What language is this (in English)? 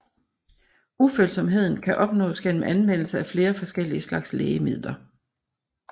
Danish